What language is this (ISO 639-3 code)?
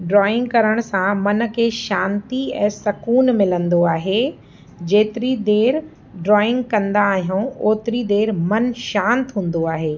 snd